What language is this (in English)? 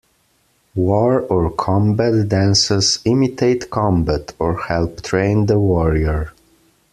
English